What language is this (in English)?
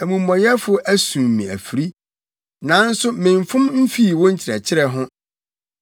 Akan